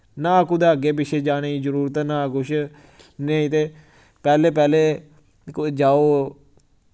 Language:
Dogri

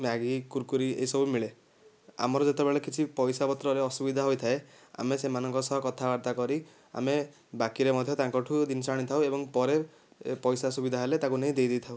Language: Odia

